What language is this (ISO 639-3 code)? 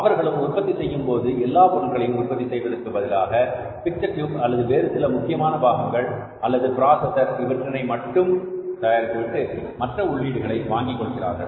tam